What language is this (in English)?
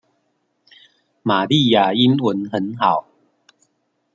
Chinese